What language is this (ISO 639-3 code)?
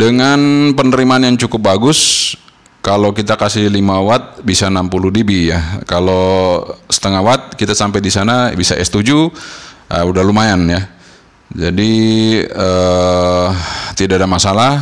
ind